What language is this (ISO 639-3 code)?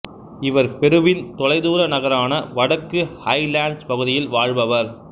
tam